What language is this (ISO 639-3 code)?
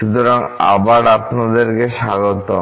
ben